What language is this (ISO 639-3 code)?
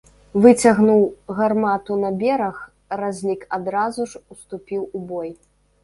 bel